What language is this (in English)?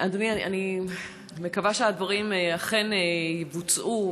Hebrew